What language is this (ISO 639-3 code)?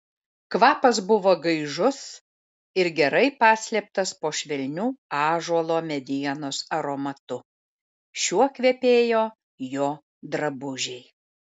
lit